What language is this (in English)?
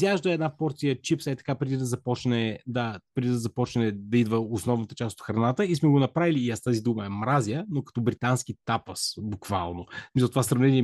Bulgarian